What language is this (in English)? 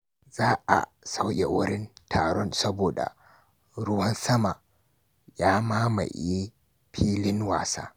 Hausa